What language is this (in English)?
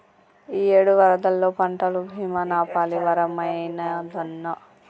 Telugu